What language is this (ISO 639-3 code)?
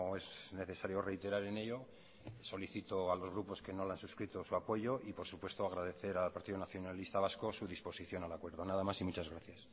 spa